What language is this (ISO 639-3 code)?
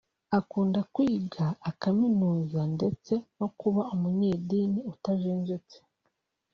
kin